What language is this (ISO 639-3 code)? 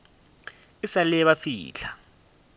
nso